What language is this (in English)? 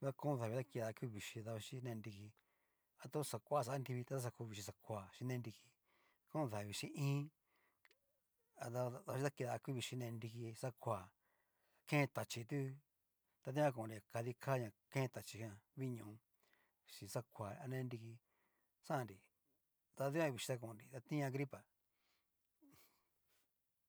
Cacaloxtepec Mixtec